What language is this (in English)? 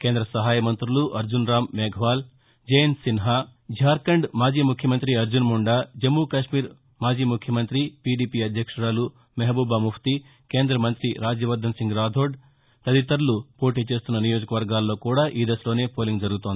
Telugu